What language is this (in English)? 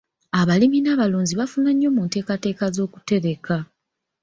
Ganda